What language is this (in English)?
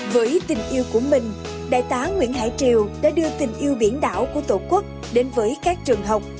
Vietnamese